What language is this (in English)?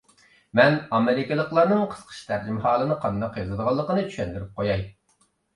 Uyghur